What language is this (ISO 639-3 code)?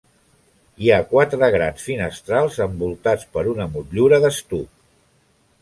cat